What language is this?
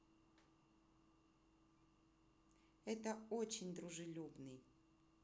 Russian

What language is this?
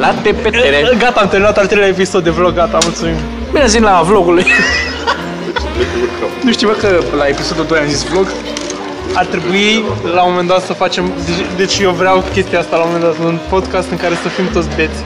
Romanian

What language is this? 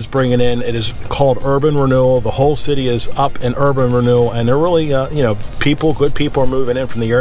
English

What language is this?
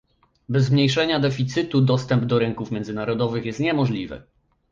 Polish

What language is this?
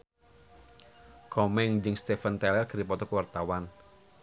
Sundanese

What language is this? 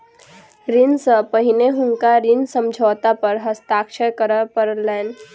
Maithili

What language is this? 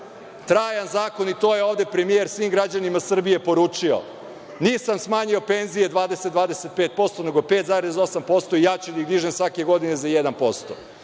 Serbian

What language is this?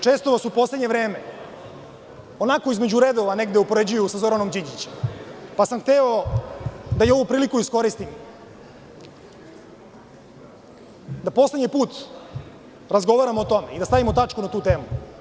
Serbian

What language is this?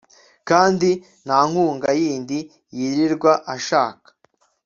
Kinyarwanda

